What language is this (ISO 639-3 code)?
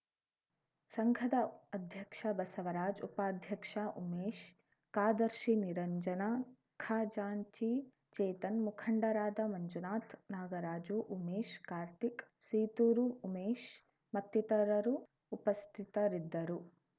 kan